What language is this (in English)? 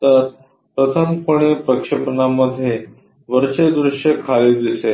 Marathi